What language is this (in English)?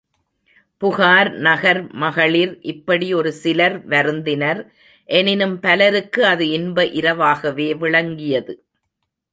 Tamil